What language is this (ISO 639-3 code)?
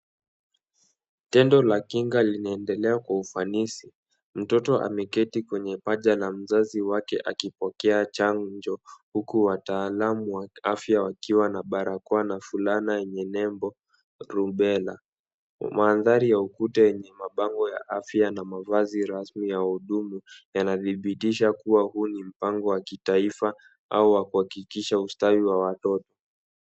swa